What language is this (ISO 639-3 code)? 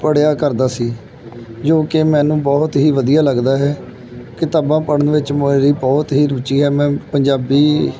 pan